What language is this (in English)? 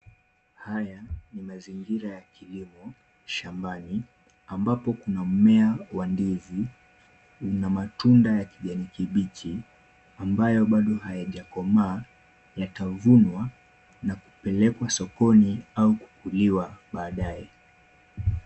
Swahili